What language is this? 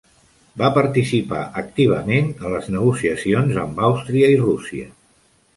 Catalan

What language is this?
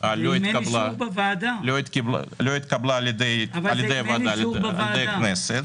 Hebrew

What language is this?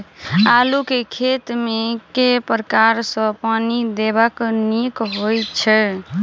Maithili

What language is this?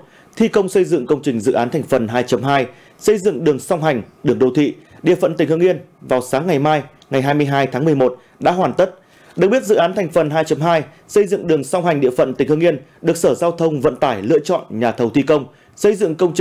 Vietnamese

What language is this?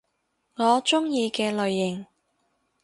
Cantonese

